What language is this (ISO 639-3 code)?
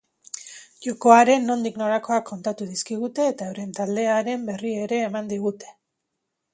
eus